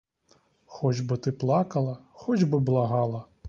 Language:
Ukrainian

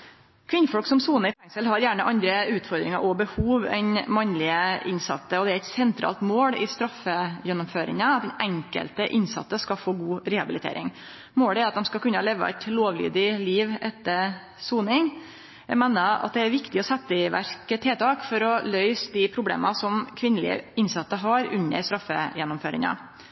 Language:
Norwegian Nynorsk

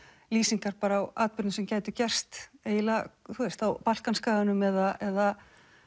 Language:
Icelandic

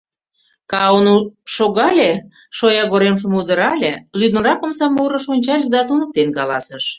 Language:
Mari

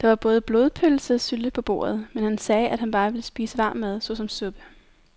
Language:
Danish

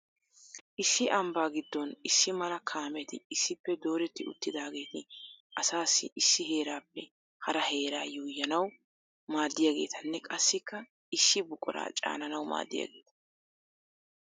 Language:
Wolaytta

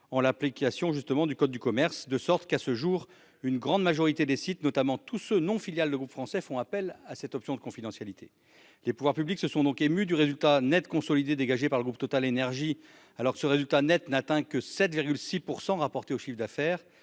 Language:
French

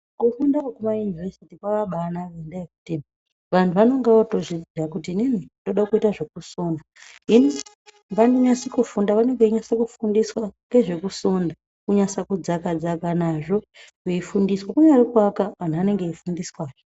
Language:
Ndau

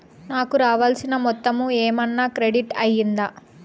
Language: Telugu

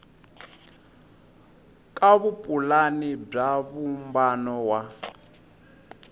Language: Tsonga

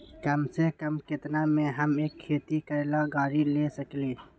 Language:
Magahi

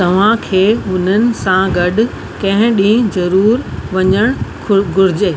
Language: Sindhi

